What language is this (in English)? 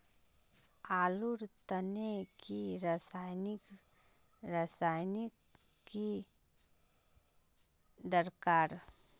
Magahi